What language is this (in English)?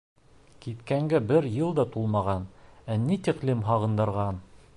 Bashkir